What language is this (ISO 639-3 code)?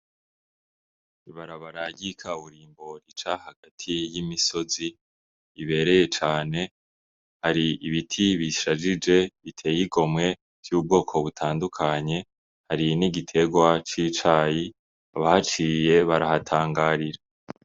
run